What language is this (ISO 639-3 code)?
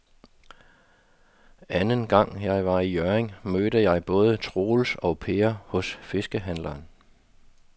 dan